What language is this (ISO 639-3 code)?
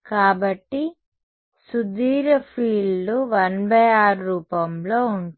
tel